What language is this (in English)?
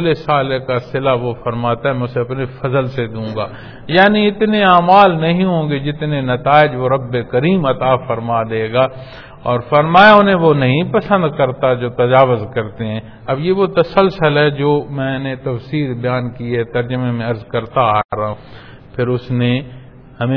Punjabi